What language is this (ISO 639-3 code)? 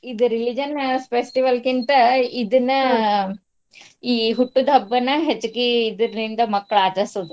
kan